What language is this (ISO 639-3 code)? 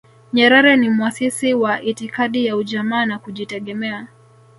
swa